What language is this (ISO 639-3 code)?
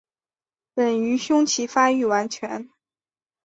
zho